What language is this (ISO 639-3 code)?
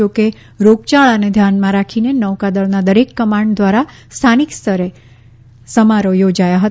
guj